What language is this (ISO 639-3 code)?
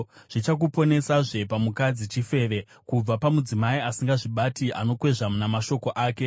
sna